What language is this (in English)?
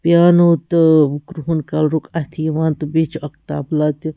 Kashmiri